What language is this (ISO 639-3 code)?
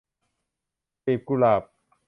tha